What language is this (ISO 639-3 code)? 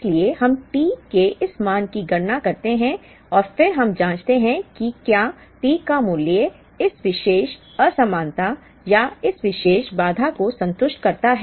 hin